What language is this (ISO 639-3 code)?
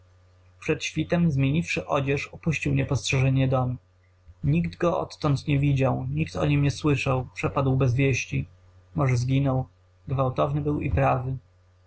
pol